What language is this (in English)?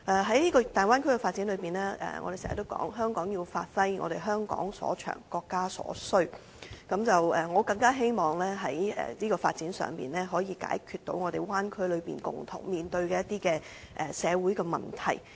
Cantonese